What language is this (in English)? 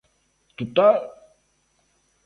Galician